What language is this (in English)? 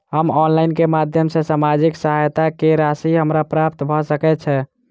Maithili